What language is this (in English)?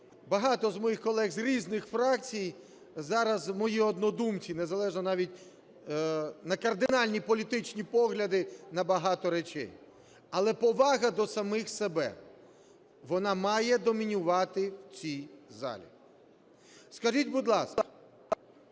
Ukrainian